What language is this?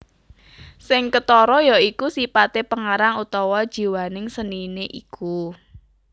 Javanese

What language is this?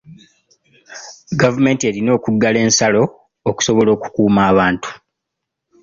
Ganda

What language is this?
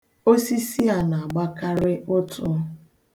Igbo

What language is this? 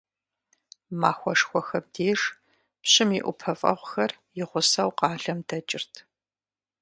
Kabardian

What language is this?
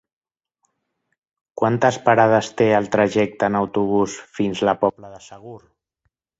Catalan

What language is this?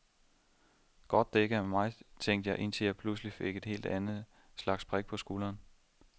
Danish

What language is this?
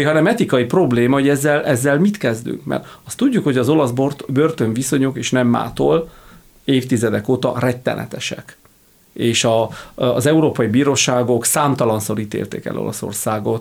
Hungarian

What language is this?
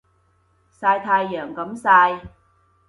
Cantonese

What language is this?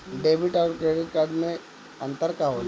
Bhojpuri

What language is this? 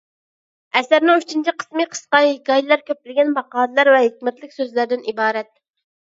Uyghur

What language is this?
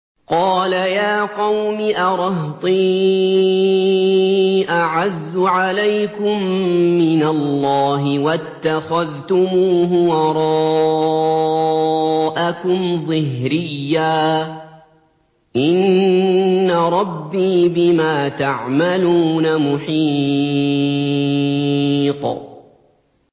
Arabic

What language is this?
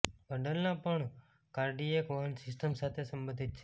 Gujarati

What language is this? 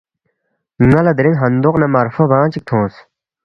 Balti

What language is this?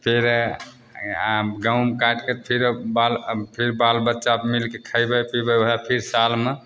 Maithili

